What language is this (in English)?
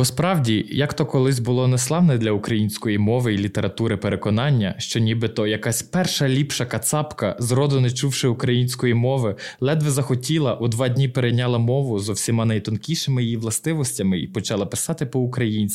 Ukrainian